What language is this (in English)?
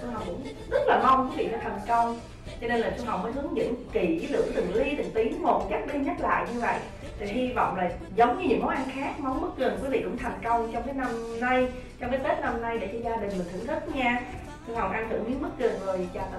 Vietnamese